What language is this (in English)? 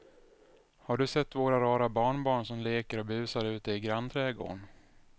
Swedish